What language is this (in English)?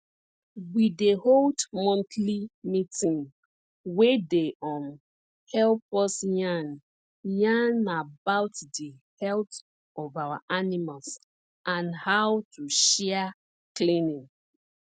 Nigerian Pidgin